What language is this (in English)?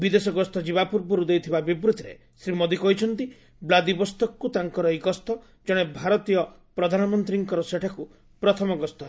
Odia